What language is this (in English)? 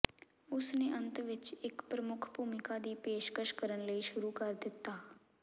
Punjabi